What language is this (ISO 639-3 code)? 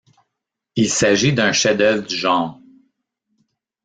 fra